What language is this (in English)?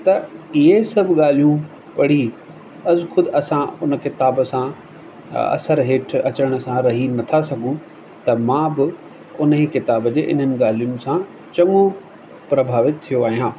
Sindhi